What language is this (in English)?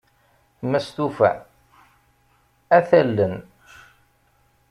Kabyle